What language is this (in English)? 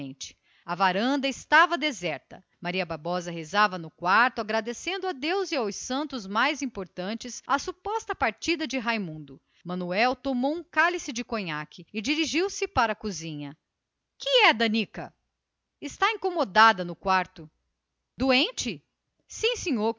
Portuguese